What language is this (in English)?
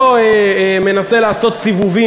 Hebrew